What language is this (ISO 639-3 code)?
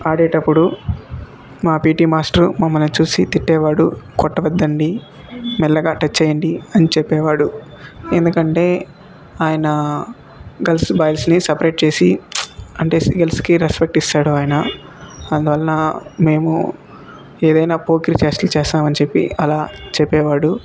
tel